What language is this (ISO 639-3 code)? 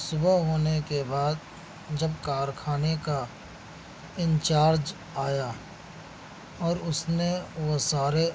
urd